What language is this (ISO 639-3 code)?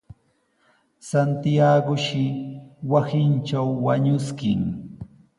qws